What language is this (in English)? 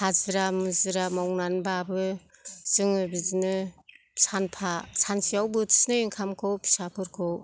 Bodo